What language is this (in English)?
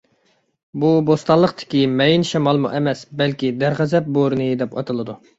Uyghur